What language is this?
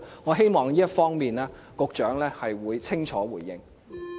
Cantonese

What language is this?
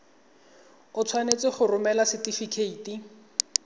Tswana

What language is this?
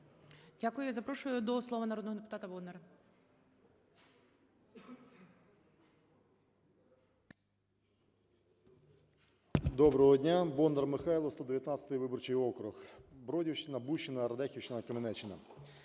Ukrainian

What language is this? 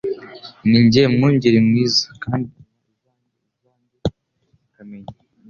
Kinyarwanda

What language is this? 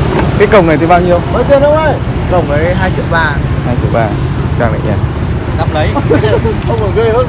Vietnamese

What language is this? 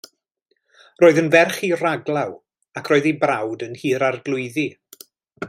Welsh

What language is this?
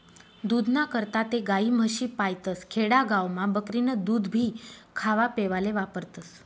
Marathi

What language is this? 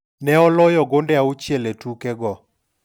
Luo (Kenya and Tanzania)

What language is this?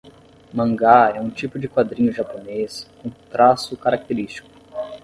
Portuguese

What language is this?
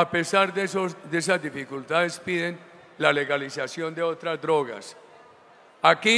Spanish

